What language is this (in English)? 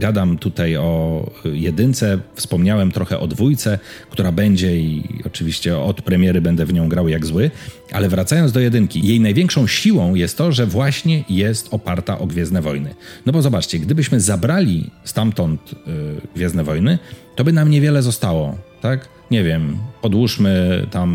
Polish